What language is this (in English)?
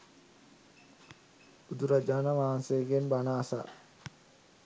Sinhala